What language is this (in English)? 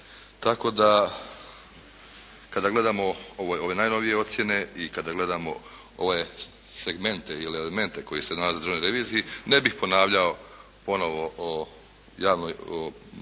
Croatian